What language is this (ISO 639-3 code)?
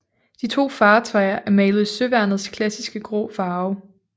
dan